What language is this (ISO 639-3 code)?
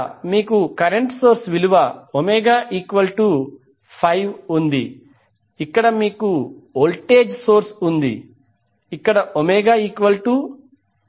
tel